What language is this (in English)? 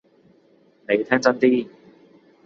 Cantonese